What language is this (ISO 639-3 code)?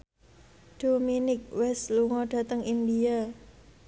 jav